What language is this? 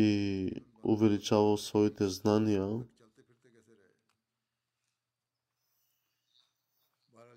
Bulgarian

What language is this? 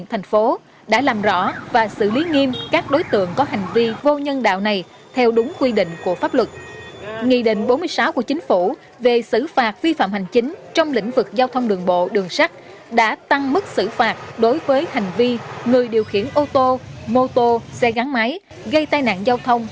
Vietnamese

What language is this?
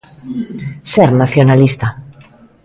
Galician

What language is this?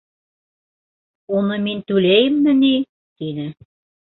Bashkir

